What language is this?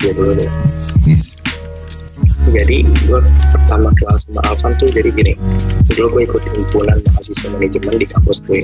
Indonesian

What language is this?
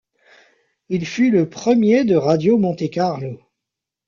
French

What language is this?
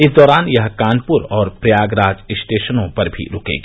Hindi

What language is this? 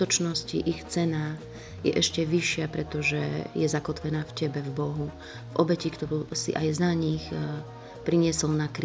Slovak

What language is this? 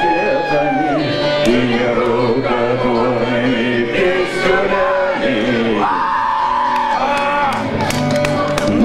Arabic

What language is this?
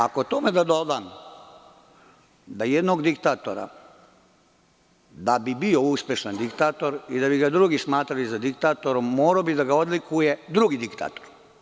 Serbian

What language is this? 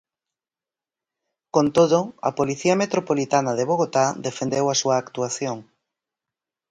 Galician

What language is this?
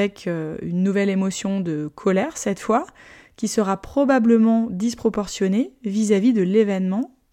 French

